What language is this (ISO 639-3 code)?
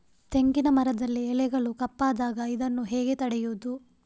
kan